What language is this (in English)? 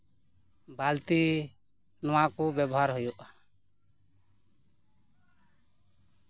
Santali